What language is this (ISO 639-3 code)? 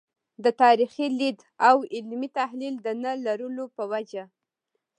pus